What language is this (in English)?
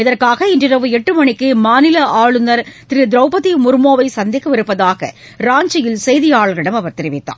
Tamil